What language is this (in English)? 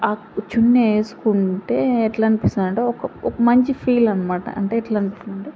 Telugu